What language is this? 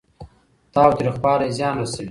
Pashto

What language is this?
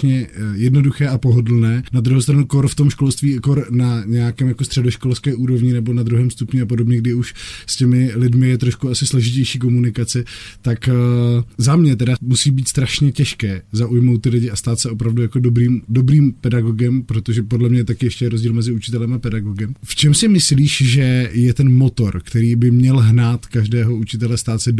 Czech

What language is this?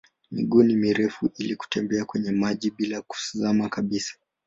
Swahili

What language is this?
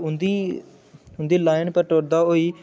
Dogri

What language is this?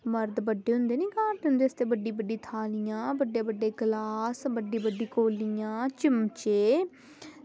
Dogri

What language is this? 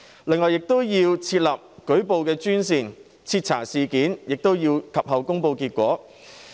Cantonese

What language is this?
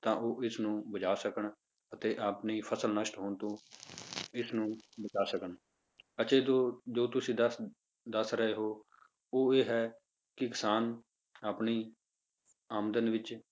Punjabi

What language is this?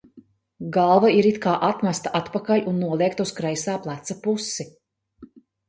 Latvian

